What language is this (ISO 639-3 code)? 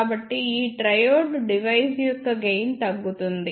tel